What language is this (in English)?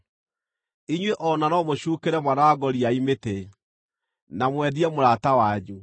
Kikuyu